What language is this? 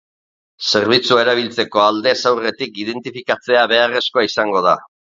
Basque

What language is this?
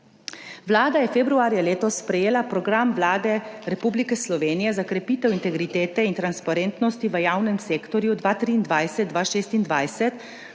Slovenian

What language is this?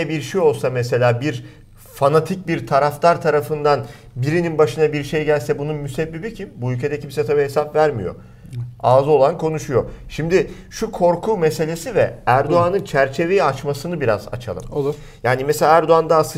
Turkish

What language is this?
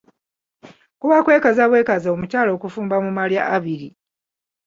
Ganda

